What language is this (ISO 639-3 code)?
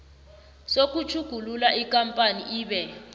nbl